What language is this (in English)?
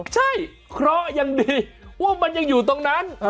Thai